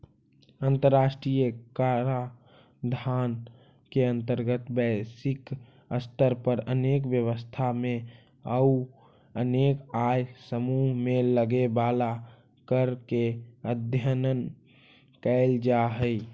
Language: Magahi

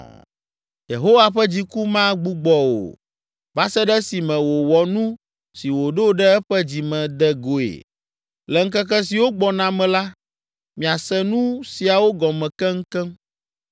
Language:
Ewe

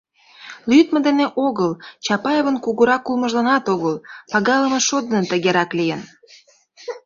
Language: Mari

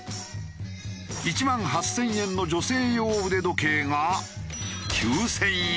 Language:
Japanese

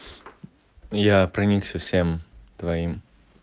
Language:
Russian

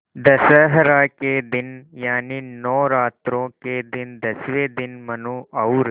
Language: Hindi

